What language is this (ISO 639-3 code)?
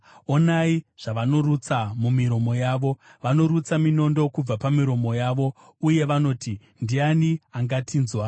sna